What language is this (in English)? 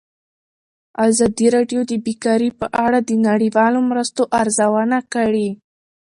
Pashto